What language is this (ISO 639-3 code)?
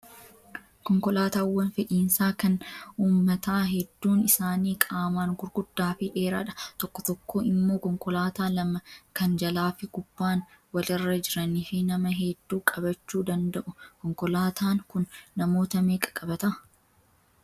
orm